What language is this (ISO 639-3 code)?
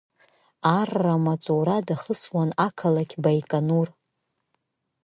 abk